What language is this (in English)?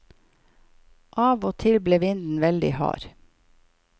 Norwegian